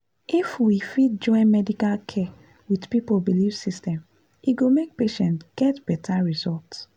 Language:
Nigerian Pidgin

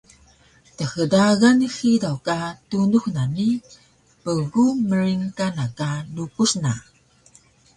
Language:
Taroko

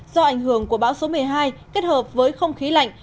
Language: Vietnamese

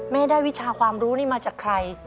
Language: Thai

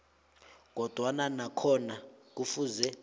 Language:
South Ndebele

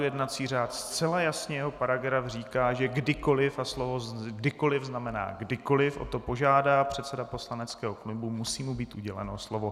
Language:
Czech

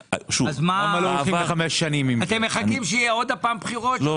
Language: Hebrew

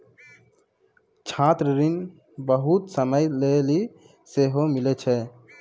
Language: Maithili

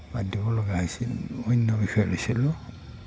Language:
Assamese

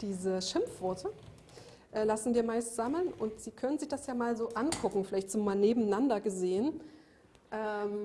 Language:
German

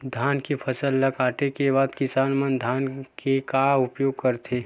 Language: Chhattisgarhi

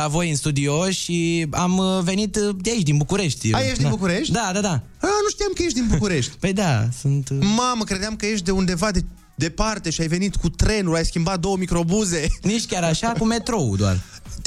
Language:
Romanian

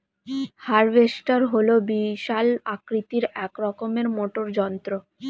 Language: Bangla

